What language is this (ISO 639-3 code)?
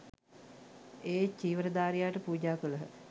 sin